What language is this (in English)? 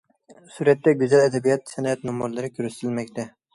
Uyghur